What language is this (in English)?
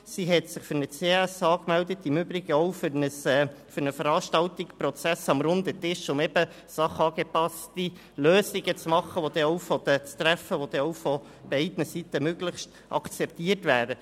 Swiss German